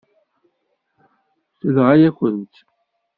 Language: Kabyle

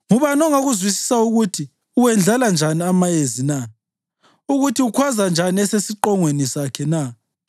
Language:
North Ndebele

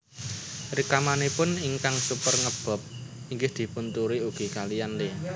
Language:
Javanese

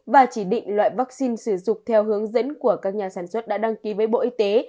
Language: Vietnamese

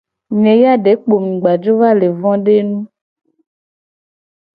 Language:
Gen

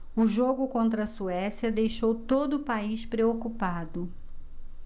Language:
Portuguese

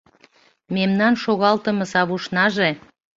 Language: Mari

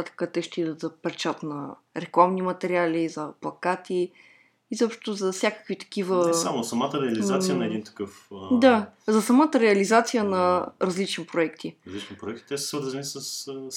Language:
Bulgarian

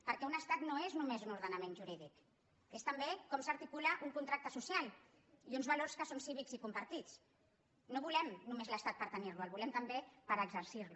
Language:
Catalan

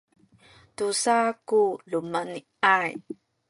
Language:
Sakizaya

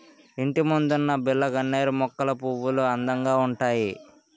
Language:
Telugu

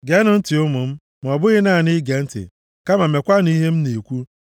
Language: Igbo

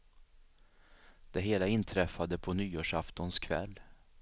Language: Swedish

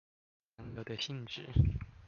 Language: Chinese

